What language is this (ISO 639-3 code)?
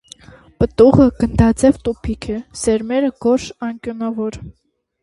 hye